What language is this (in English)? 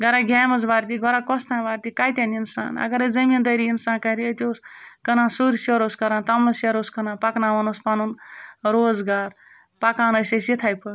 Kashmiri